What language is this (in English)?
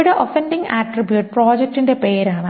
Malayalam